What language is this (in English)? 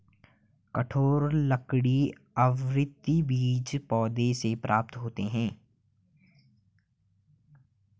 Hindi